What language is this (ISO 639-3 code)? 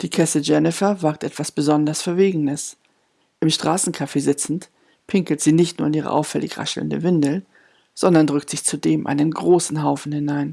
deu